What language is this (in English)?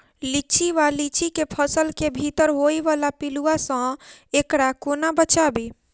Maithili